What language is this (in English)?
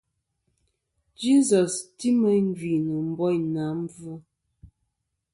Kom